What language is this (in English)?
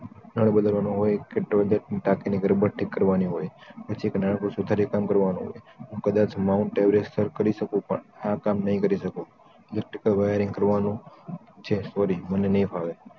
Gujarati